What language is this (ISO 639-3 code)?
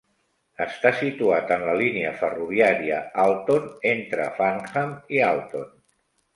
cat